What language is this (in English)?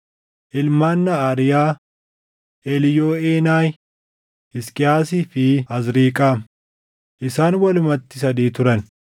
Oromo